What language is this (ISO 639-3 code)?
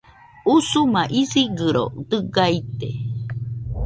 hux